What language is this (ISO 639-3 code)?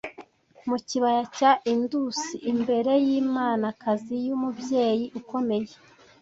kin